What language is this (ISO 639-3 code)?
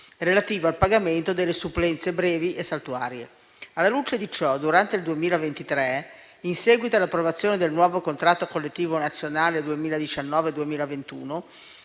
ita